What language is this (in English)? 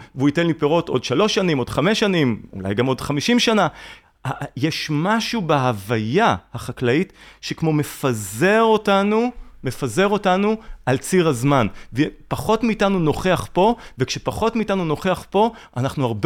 Hebrew